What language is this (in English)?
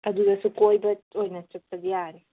Manipuri